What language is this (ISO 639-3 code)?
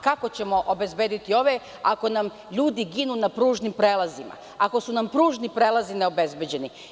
srp